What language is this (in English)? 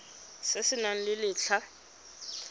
Tswana